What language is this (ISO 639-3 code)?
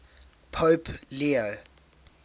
eng